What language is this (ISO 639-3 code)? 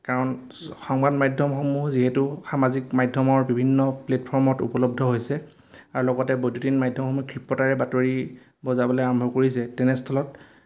asm